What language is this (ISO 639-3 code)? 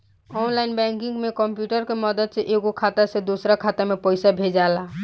bho